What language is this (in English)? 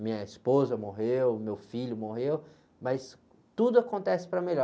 Portuguese